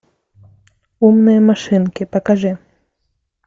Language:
Russian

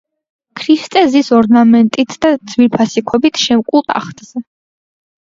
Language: Georgian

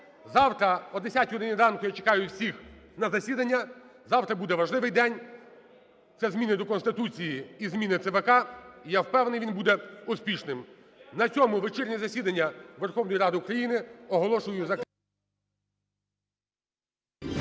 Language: Ukrainian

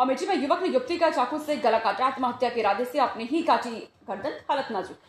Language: Hindi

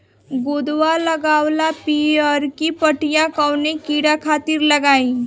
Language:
Bhojpuri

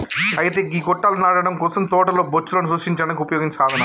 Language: Telugu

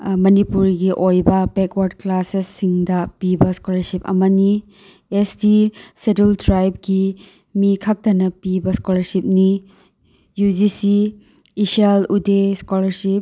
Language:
Manipuri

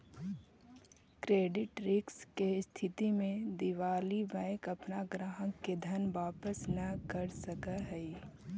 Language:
Magahi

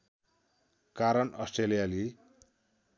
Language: Nepali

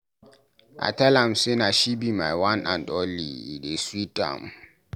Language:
Nigerian Pidgin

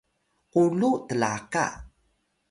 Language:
Atayal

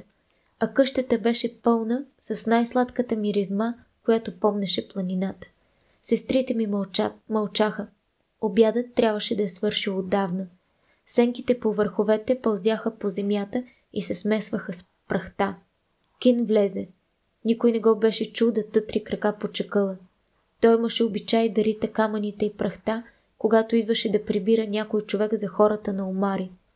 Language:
Bulgarian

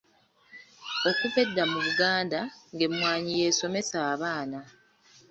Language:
Ganda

